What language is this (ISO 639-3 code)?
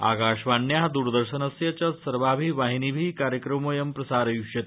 san